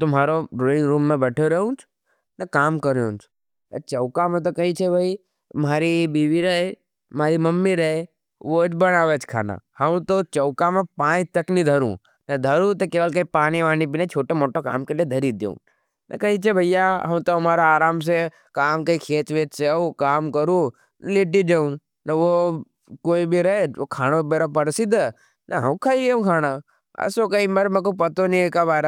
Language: Nimadi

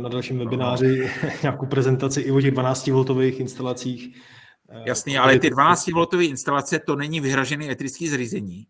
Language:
Czech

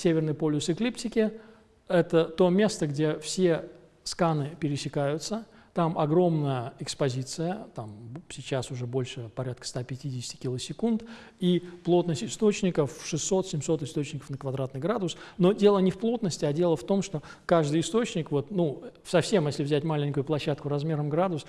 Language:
Russian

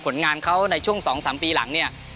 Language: Thai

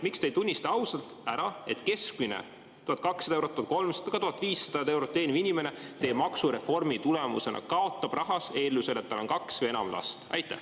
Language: Estonian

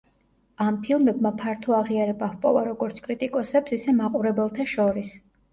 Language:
Georgian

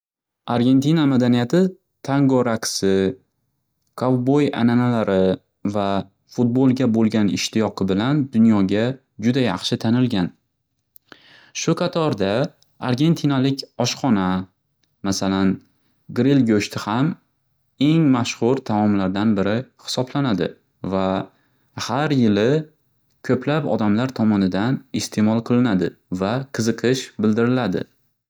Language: Uzbek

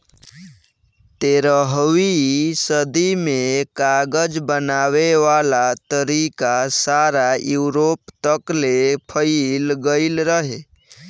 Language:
Bhojpuri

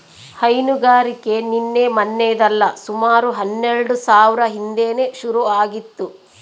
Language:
Kannada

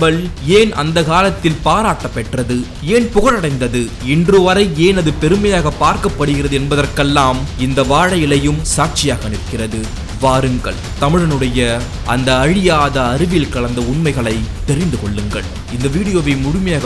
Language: Tamil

